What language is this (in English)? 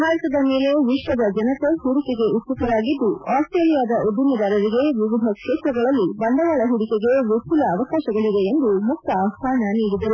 Kannada